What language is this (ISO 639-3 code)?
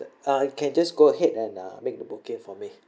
eng